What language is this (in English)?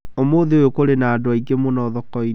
Kikuyu